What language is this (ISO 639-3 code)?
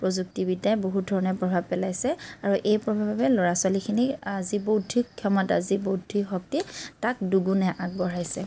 asm